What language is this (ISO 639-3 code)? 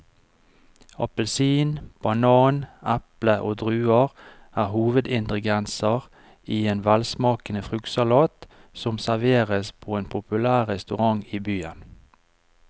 nor